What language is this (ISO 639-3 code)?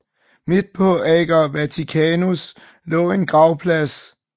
dan